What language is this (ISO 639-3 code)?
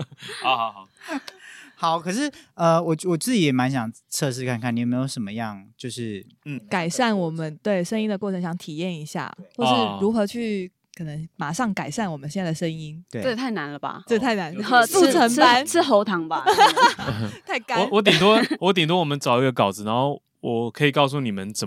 zho